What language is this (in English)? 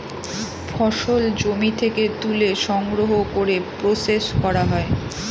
Bangla